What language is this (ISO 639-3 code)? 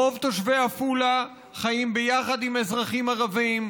heb